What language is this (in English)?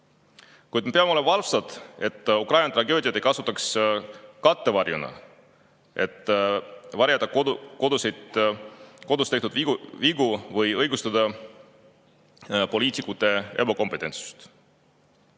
Estonian